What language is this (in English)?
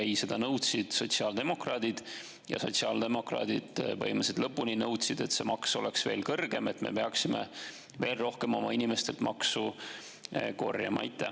Estonian